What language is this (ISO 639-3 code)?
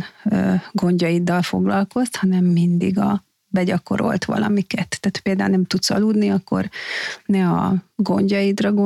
hun